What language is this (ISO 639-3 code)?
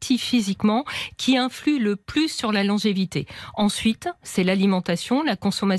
fra